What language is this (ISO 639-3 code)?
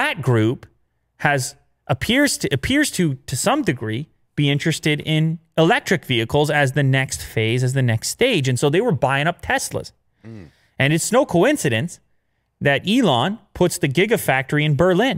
eng